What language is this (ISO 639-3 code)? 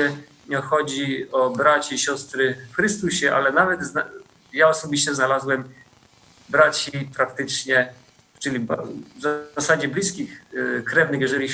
pol